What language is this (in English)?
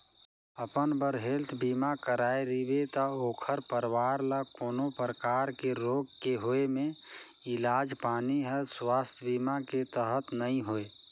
Chhattisgarhi